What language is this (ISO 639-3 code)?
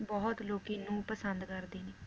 pan